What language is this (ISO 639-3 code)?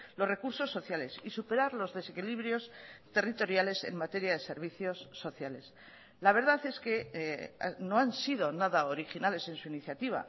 spa